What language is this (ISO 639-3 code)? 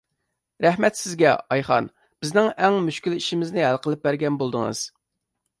uig